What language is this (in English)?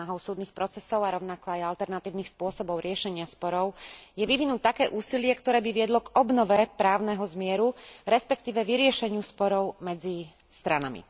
Slovak